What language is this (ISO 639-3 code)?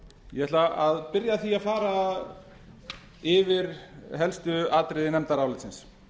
isl